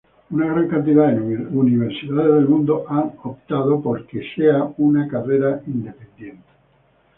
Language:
Spanish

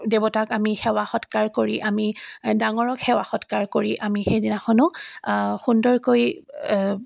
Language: Assamese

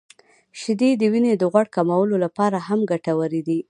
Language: Pashto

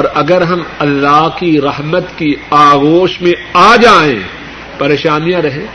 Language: Urdu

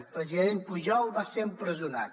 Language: Catalan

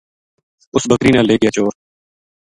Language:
Gujari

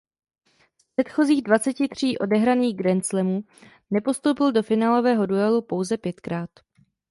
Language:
Czech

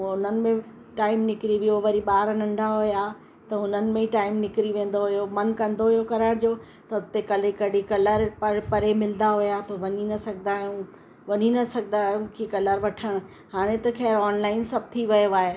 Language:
Sindhi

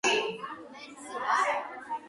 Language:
Georgian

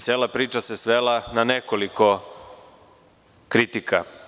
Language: Serbian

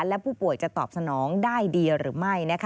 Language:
Thai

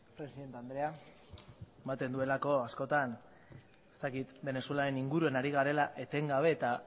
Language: Basque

